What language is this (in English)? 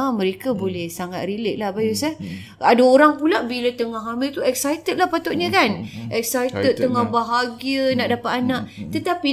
Malay